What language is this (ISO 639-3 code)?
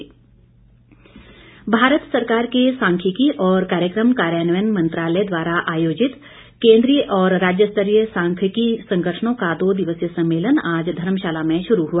hin